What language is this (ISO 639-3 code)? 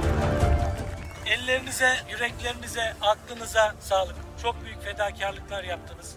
tur